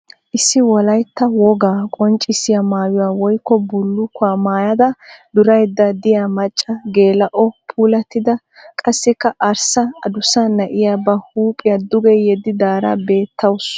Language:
Wolaytta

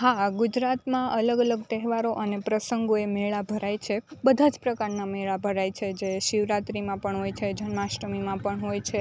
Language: Gujarati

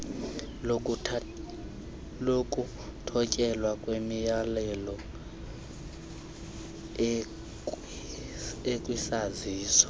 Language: Xhosa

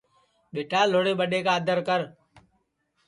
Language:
Sansi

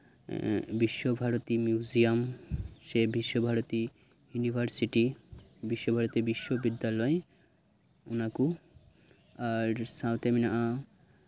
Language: Santali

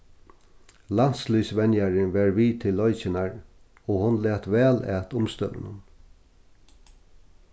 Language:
Faroese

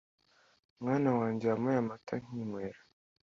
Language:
Kinyarwanda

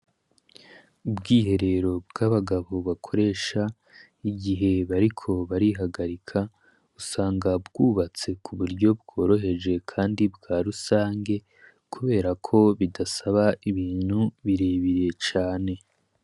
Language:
Rundi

